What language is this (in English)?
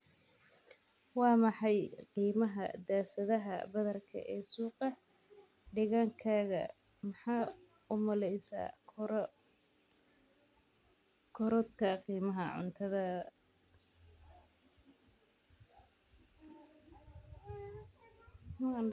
Somali